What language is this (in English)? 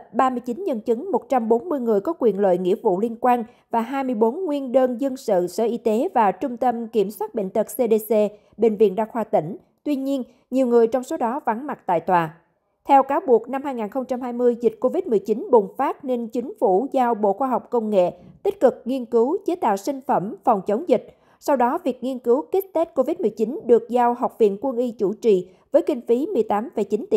Vietnamese